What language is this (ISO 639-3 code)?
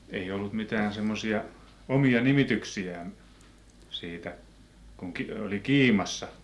fin